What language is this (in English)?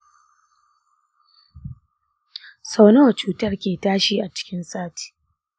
Hausa